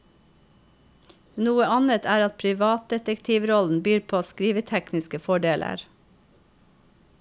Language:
Norwegian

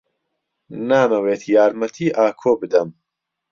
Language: Central Kurdish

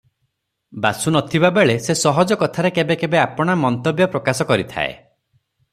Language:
Odia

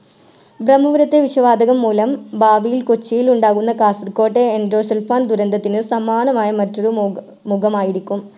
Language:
Malayalam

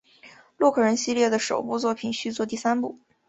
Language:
Chinese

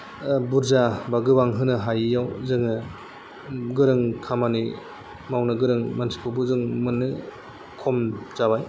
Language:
Bodo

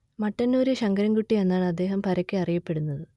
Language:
Malayalam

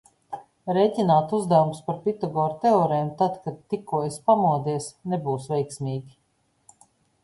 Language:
Latvian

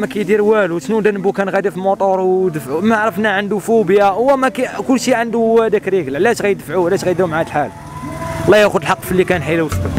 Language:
Arabic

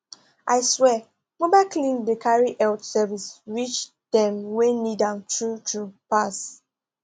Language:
Nigerian Pidgin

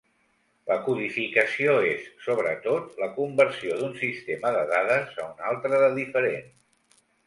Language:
Catalan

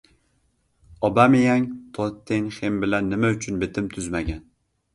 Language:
Uzbek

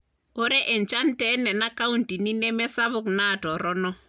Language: Masai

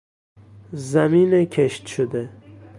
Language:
Persian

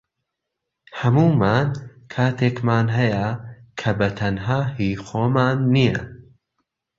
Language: Central Kurdish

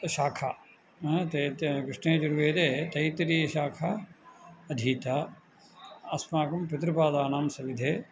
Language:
Sanskrit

